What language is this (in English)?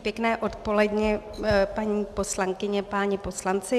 Czech